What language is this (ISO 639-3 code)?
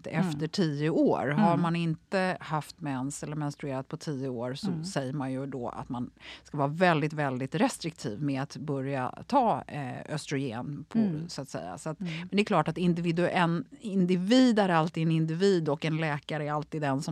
swe